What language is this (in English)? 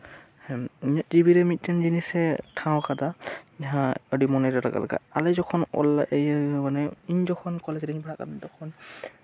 Santali